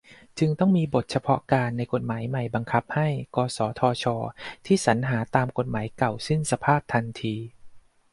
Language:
Thai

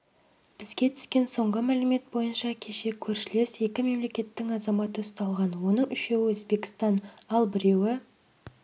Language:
Kazakh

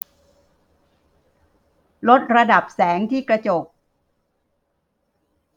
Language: Thai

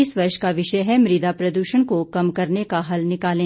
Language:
Hindi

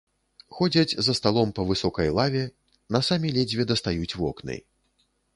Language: Belarusian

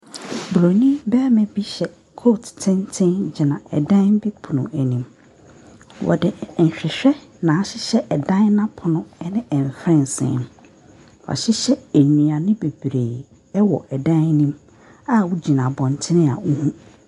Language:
Akan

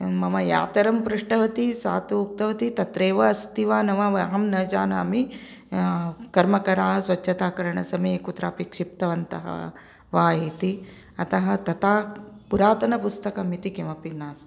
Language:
Sanskrit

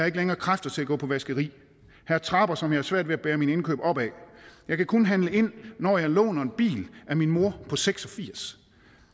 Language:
Danish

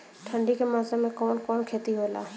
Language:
Bhojpuri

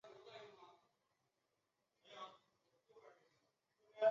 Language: Chinese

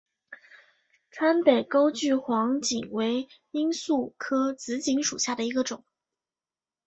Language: Chinese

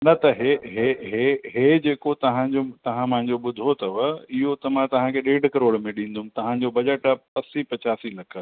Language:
Sindhi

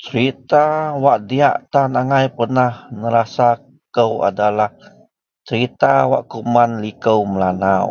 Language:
Central Melanau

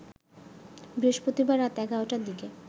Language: Bangla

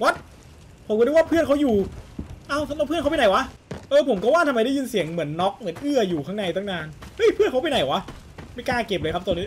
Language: Thai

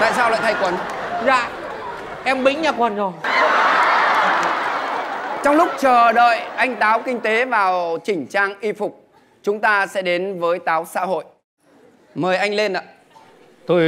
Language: Vietnamese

